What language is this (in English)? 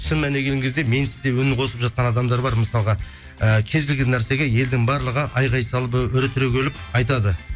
Kazakh